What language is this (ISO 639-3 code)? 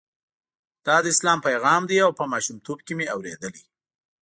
pus